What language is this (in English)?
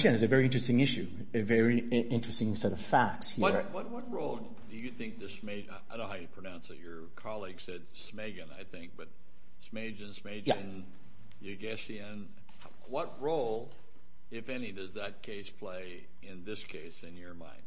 English